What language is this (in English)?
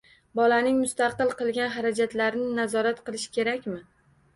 Uzbek